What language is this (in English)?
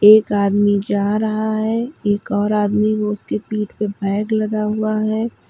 Hindi